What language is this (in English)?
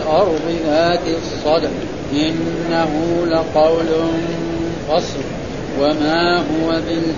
Arabic